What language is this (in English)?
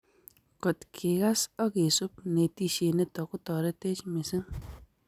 Kalenjin